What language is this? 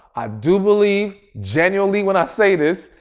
English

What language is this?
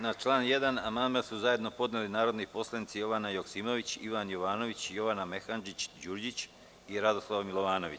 Serbian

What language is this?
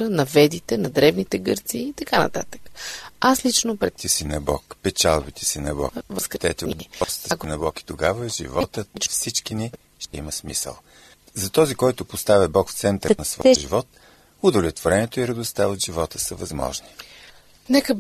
Bulgarian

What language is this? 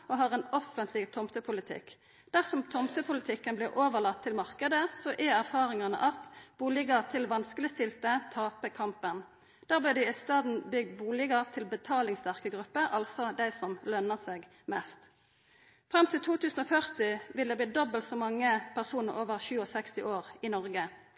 Norwegian Nynorsk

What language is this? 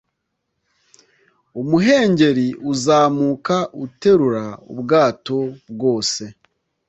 Kinyarwanda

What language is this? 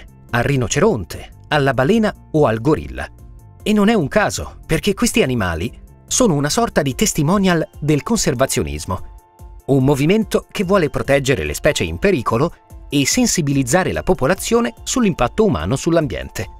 Italian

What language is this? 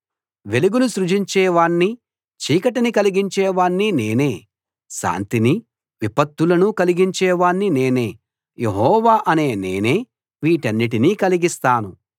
Telugu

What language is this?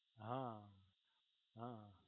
Gujarati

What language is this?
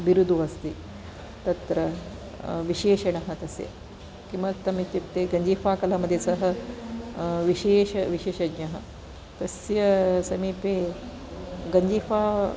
Sanskrit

